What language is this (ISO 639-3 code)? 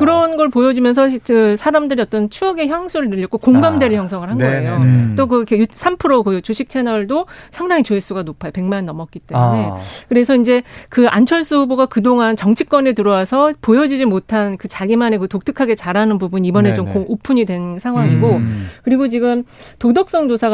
kor